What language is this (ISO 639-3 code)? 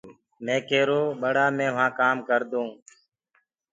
ggg